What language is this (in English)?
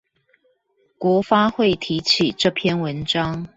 Chinese